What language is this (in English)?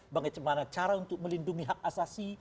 Indonesian